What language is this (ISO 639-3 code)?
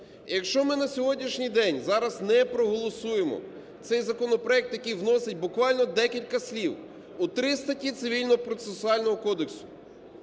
ukr